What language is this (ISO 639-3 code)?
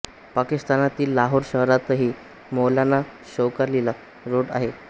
mar